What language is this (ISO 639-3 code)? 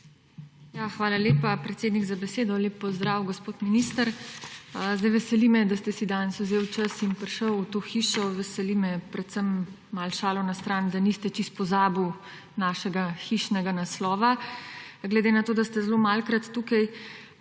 slv